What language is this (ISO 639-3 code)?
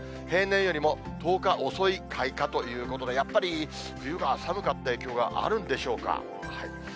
jpn